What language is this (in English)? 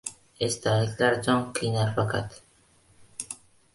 Uzbek